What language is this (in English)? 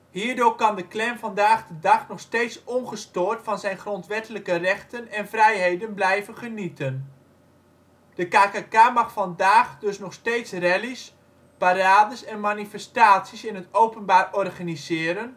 Dutch